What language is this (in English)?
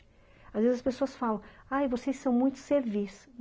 Portuguese